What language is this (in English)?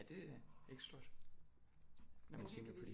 Danish